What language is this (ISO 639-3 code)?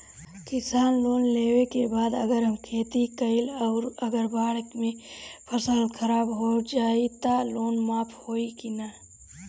bho